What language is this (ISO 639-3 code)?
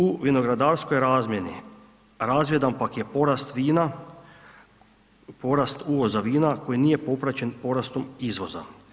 hrv